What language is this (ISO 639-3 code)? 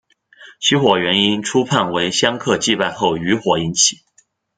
zho